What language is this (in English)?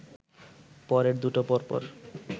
Bangla